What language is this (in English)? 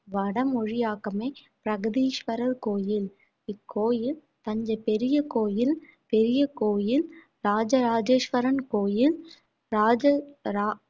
Tamil